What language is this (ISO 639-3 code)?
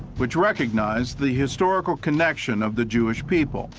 eng